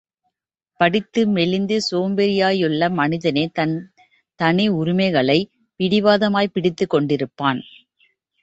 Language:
Tamil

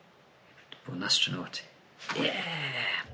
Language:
Welsh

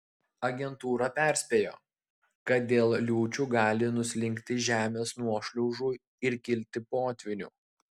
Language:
Lithuanian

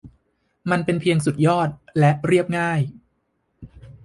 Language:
Thai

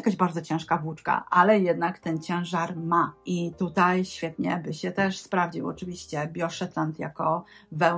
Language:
Polish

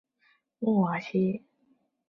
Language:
Chinese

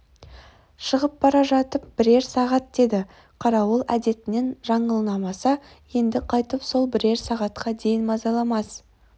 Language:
Kazakh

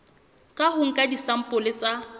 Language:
Southern Sotho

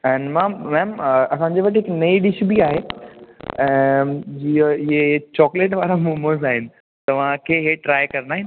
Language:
Sindhi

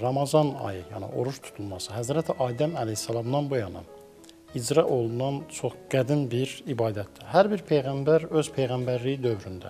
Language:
Turkish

